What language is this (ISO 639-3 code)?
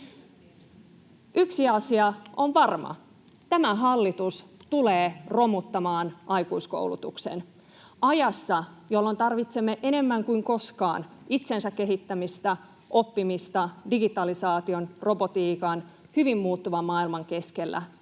fin